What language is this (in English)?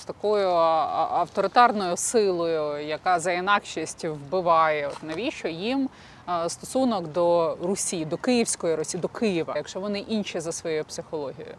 Ukrainian